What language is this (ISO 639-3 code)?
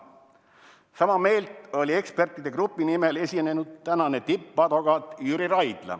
est